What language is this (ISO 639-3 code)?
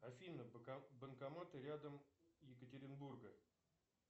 rus